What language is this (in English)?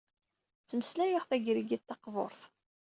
Kabyle